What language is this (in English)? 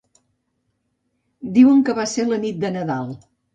Catalan